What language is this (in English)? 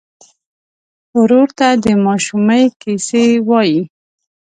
Pashto